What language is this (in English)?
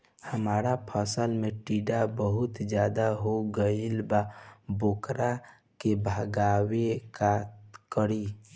Bhojpuri